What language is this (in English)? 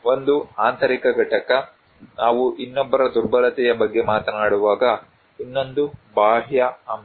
Kannada